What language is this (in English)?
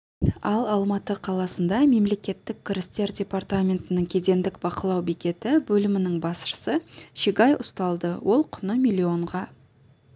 Kazakh